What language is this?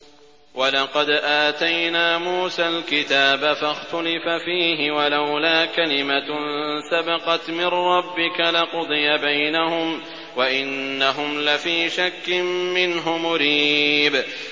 Arabic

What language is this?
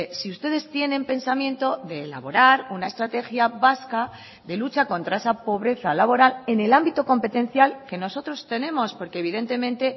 Spanish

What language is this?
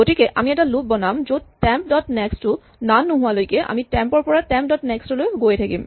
Assamese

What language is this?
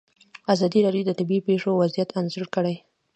Pashto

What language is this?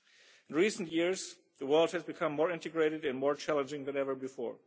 English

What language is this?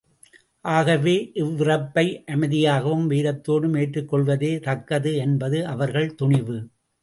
Tamil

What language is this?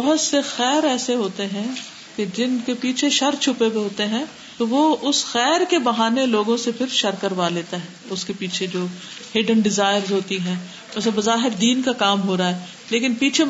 Urdu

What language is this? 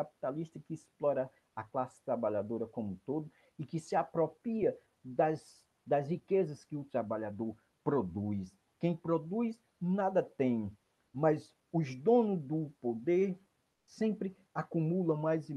Portuguese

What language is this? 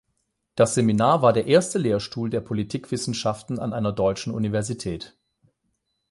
German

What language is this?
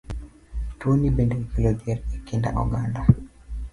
Luo (Kenya and Tanzania)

